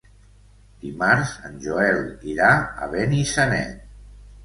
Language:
Catalan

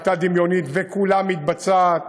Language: Hebrew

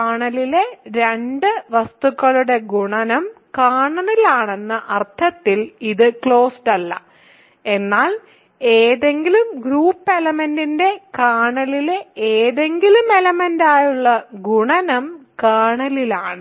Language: Malayalam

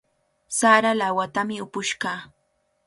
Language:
Cajatambo North Lima Quechua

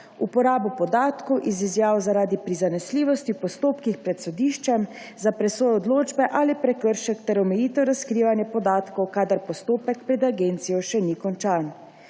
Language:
Slovenian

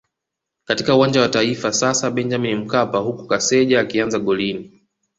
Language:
Swahili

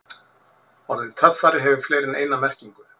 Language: Icelandic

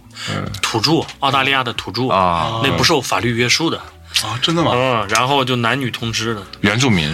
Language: Chinese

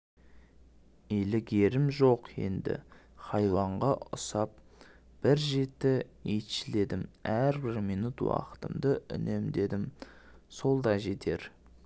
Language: Kazakh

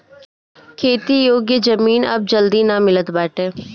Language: Bhojpuri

